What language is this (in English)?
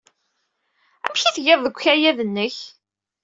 Kabyle